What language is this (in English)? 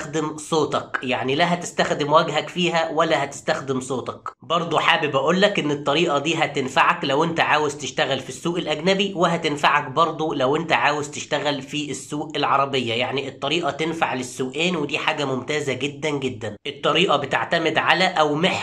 Arabic